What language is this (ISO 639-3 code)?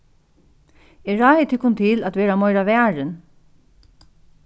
fao